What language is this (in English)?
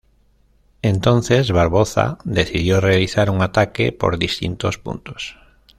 Spanish